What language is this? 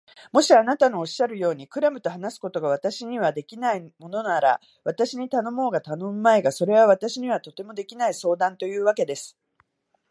Japanese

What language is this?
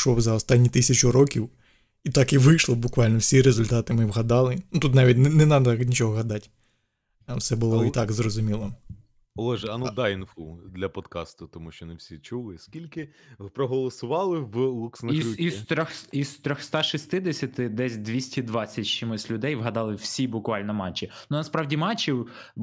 Ukrainian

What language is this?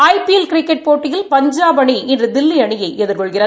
Tamil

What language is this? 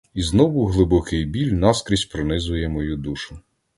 Ukrainian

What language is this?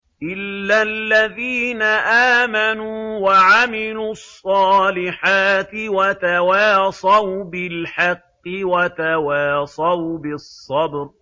Arabic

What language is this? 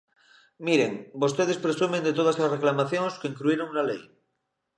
Galician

